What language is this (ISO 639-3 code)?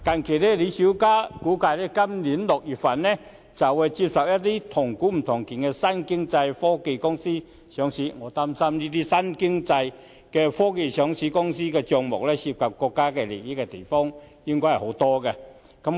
yue